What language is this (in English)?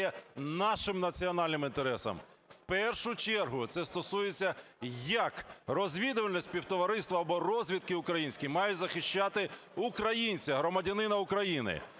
Ukrainian